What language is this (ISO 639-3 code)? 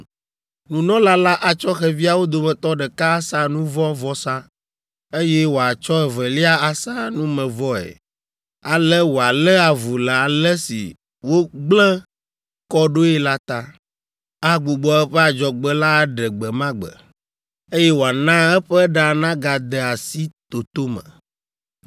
ewe